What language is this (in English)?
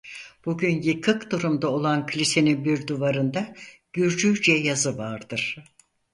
Turkish